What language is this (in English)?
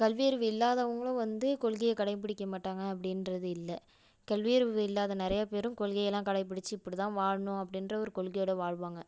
Tamil